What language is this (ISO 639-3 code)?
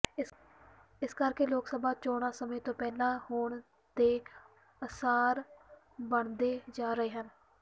pan